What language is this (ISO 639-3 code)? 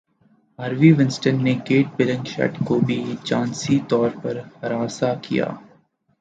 urd